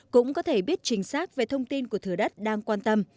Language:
Vietnamese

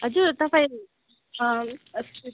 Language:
Nepali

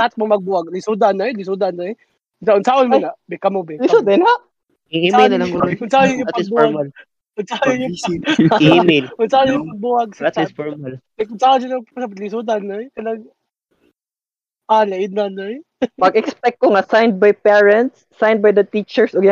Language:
Filipino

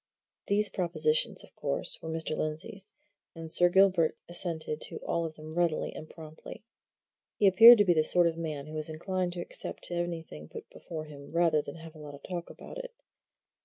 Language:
English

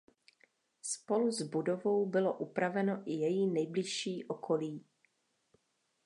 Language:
Czech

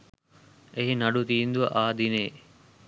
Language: Sinhala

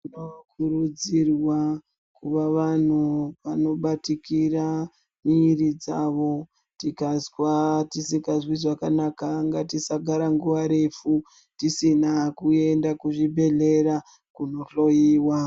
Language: Ndau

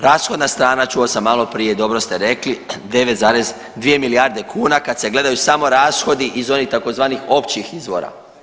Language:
Croatian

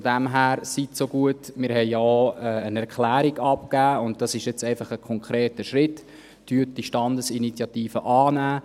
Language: Swiss German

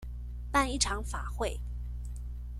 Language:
Chinese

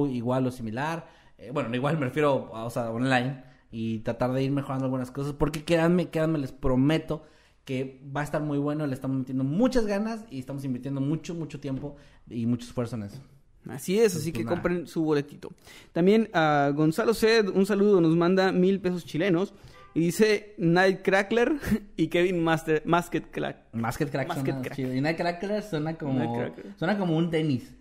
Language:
Spanish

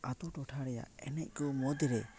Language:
Santali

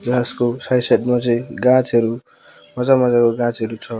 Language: Nepali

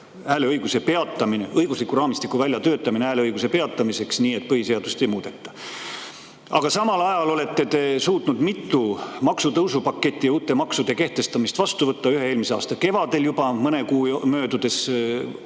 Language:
Estonian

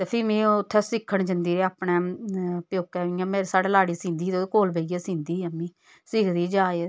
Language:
Dogri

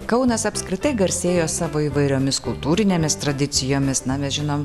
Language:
Lithuanian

